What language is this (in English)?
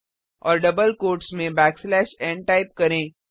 Hindi